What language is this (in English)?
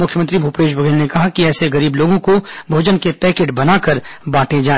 Hindi